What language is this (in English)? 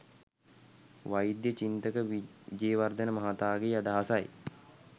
Sinhala